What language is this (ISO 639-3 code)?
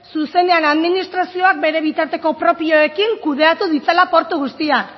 eus